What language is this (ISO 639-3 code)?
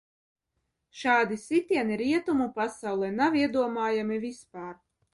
lav